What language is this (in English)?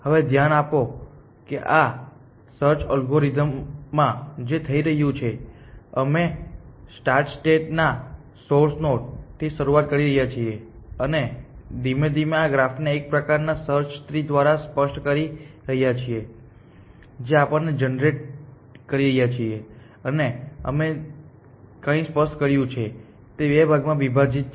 Gujarati